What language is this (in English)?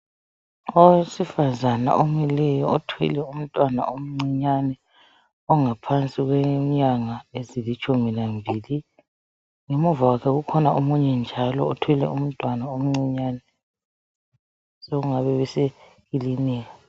North Ndebele